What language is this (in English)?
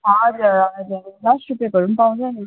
Nepali